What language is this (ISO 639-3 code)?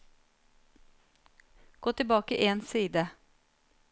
nor